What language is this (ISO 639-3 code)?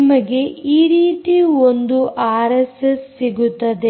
kan